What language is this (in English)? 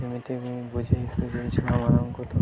Odia